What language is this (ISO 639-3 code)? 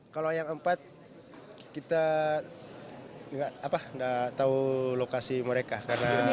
ind